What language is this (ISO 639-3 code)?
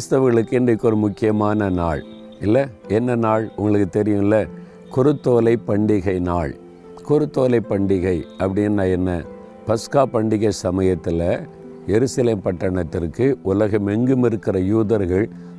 tam